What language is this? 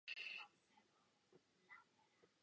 Czech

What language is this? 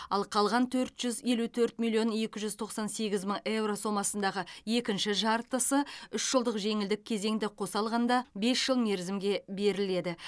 Kazakh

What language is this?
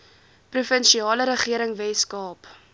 Afrikaans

